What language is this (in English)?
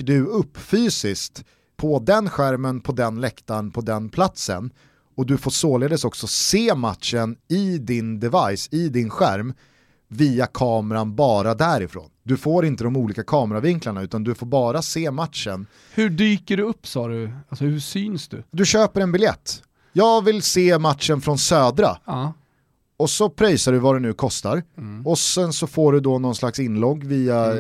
Swedish